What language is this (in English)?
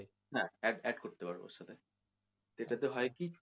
Bangla